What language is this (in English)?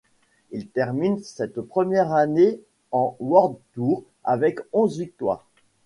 French